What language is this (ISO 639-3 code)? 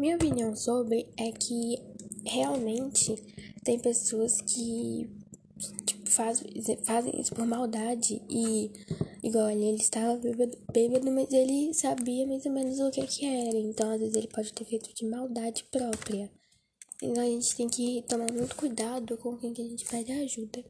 por